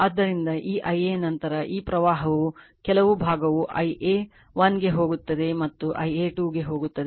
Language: Kannada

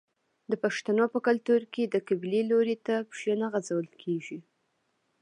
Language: Pashto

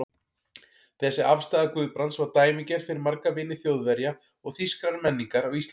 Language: Icelandic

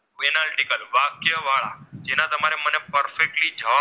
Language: Gujarati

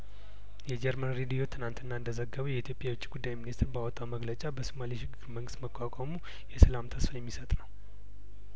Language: Amharic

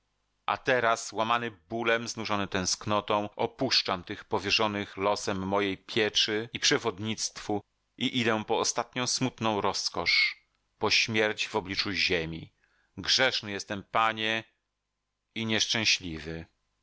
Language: Polish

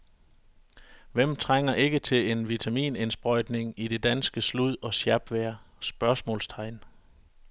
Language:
Danish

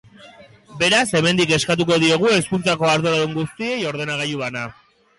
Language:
Basque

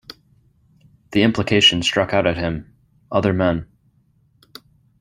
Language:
English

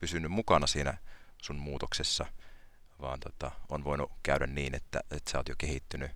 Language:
Finnish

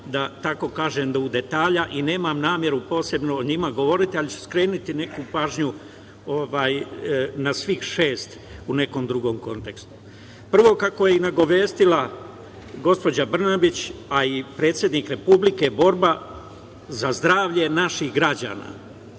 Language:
Serbian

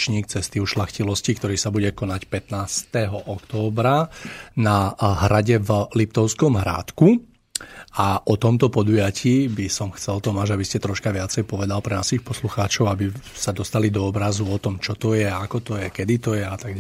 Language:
Slovak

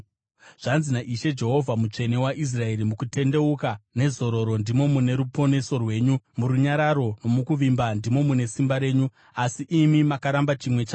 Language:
Shona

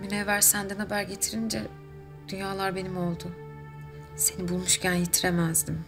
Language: Turkish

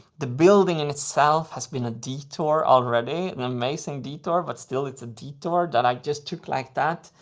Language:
English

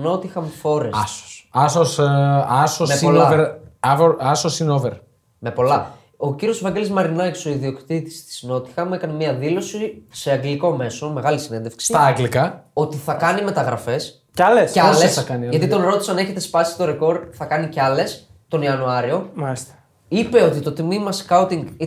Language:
Greek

